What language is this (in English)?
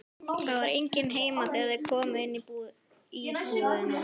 Icelandic